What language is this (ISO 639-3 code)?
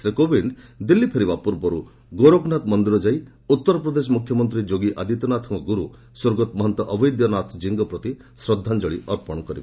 ori